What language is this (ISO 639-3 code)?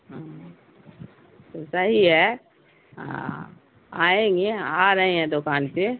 urd